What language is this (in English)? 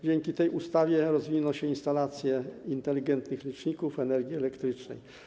Polish